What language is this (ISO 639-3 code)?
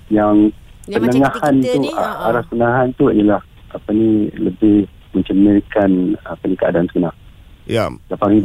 msa